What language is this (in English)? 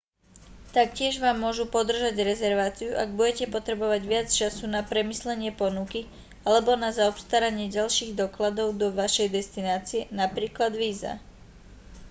Slovak